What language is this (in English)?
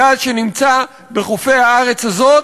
Hebrew